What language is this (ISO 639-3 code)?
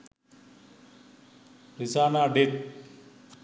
sin